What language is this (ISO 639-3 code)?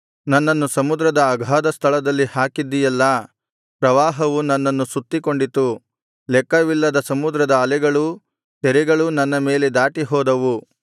kan